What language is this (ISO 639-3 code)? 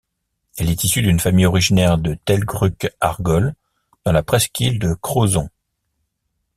fra